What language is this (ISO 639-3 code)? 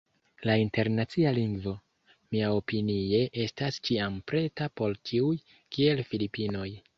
epo